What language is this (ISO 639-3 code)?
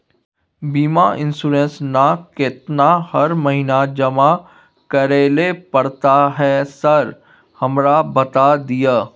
mai